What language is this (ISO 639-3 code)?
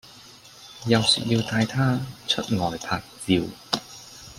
yue